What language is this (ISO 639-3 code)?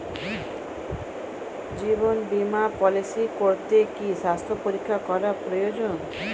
ben